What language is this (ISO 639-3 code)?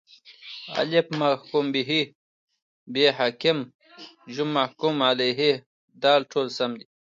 pus